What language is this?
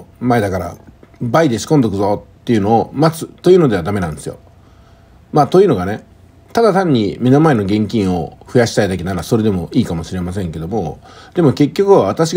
Japanese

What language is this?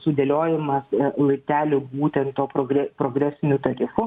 Lithuanian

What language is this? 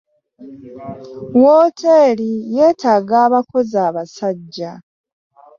Ganda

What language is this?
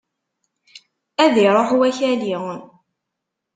Kabyle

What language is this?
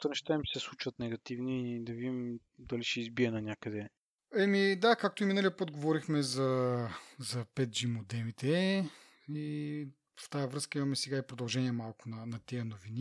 Bulgarian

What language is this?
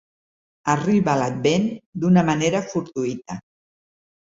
Catalan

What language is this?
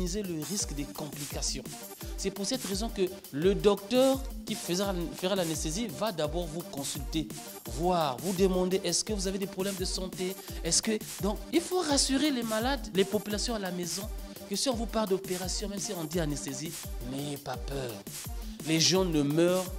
French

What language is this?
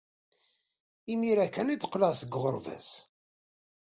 Kabyle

